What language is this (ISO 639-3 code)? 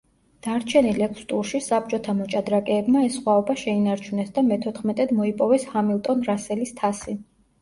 kat